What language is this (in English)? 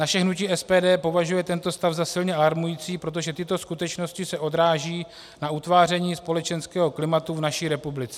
Czech